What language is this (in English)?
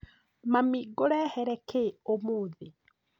Kikuyu